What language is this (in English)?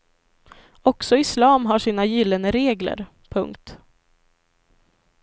Swedish